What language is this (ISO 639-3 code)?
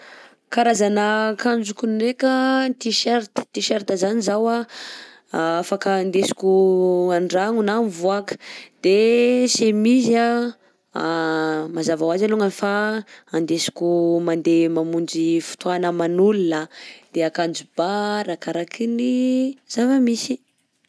bzc